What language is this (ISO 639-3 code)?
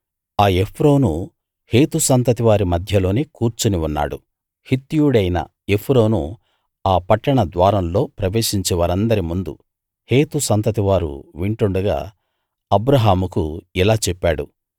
tel